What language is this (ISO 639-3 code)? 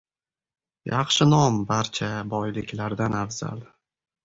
uzb